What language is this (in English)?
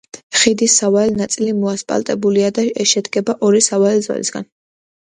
Georgian